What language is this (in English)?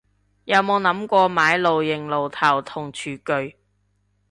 Cantonese